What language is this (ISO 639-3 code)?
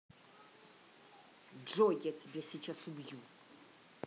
rus